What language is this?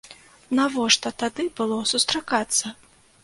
Belarusian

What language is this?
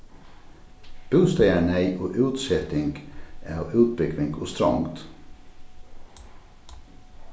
Faroese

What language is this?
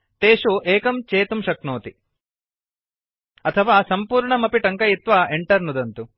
Sanskrit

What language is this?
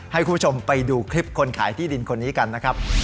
Thai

